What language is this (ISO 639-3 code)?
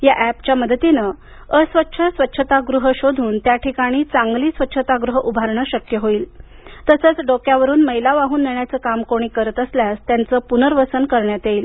mar